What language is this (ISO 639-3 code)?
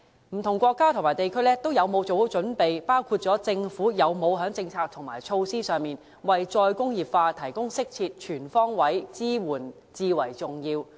yue